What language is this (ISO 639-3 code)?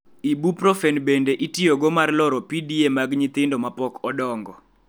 luo